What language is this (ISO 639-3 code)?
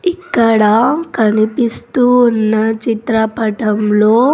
tel